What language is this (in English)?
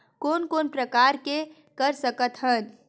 Chhattisgarhi